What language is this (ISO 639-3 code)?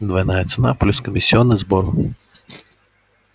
rus